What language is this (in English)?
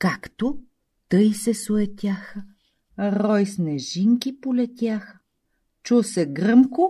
Bulgarian